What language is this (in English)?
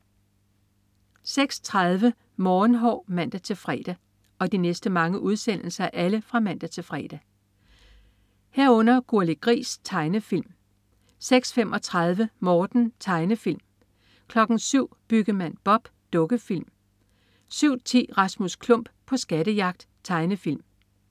Danish